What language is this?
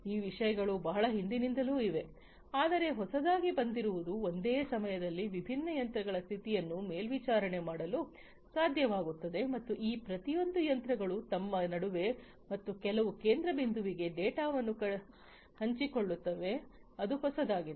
Kannada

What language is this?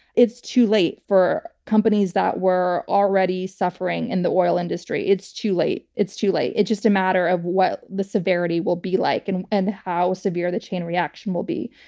English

